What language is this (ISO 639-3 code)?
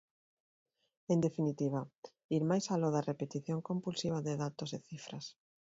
glg